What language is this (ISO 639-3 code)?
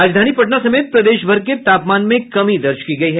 hin